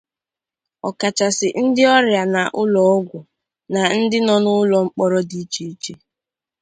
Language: Igbo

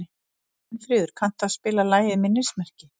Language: Icelandic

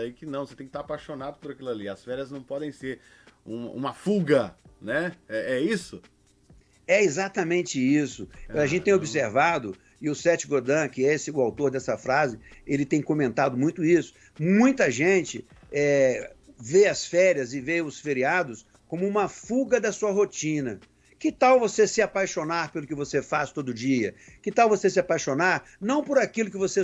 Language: Portuguese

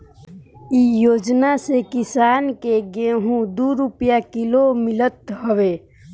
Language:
Bhojpuri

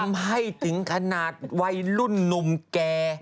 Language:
Thai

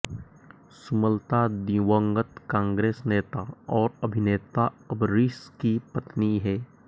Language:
Hindi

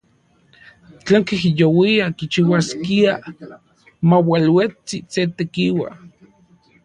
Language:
Central Puebla Nahuatl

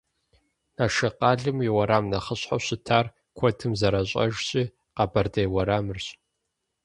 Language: Kabardian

